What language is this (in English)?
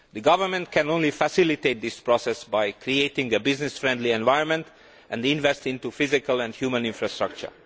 English